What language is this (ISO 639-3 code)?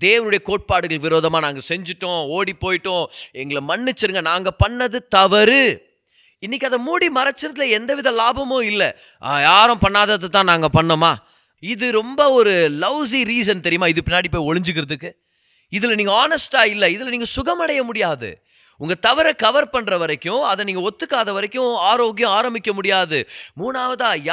tam